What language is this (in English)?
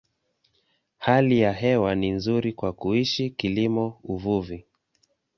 Swahili